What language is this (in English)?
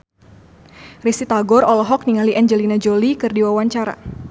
Sundanese